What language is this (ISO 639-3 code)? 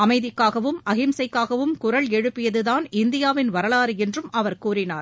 tam